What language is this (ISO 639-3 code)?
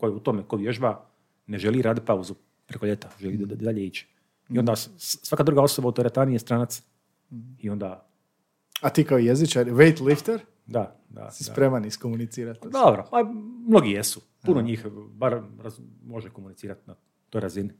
hrv